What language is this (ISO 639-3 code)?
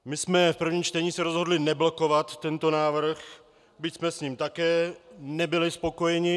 ces